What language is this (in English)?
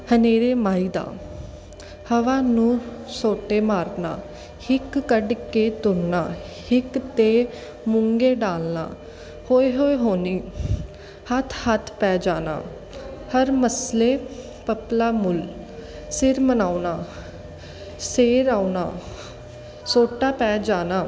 Punjabi